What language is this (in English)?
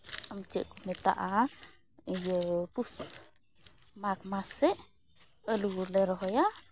Santali